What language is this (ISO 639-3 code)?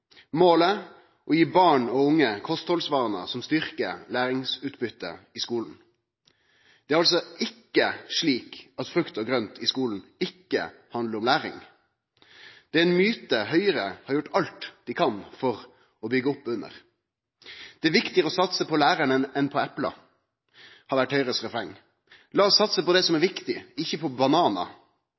nno